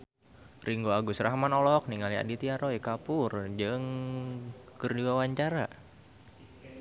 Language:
Sundanese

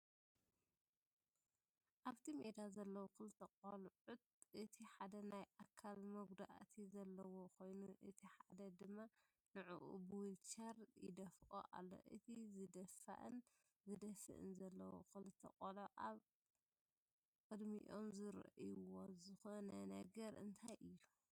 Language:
Tigrinya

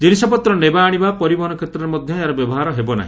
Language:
Odia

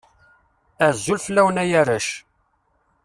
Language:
Kabyle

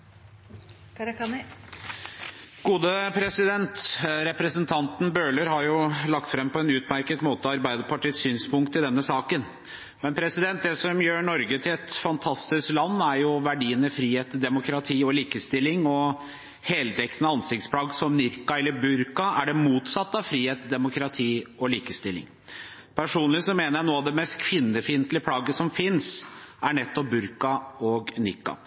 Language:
Norwegian Bokmål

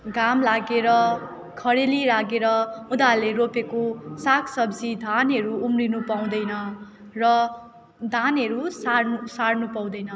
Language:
Nepali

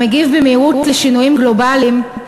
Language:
Hebrew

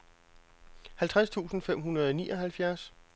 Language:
Danish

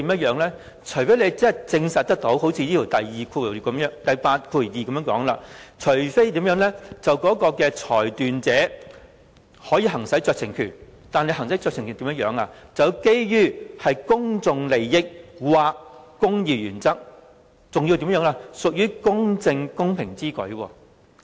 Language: Cantonese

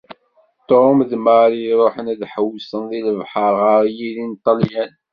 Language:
Kabyle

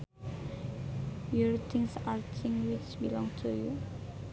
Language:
Sundanese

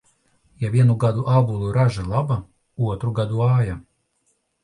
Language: Latvian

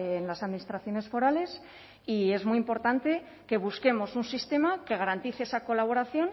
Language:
Spanish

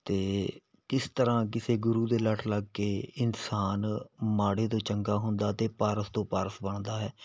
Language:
Punjabi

